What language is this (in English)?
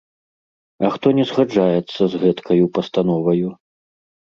Belarusian